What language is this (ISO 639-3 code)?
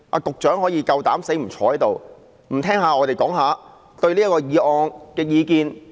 yue